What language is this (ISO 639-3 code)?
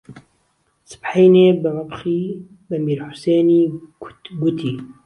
ckb